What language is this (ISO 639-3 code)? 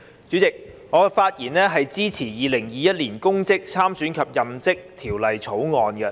yue